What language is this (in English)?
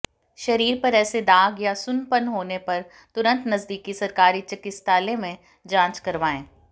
Hindi